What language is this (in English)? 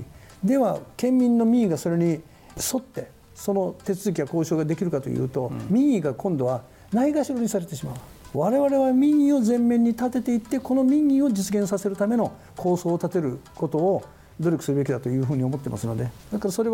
Japanese